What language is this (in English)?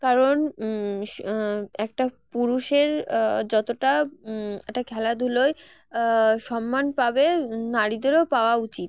Bangla